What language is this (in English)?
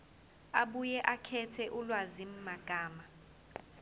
Zulu